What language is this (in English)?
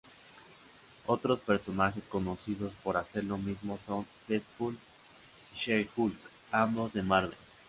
Spanish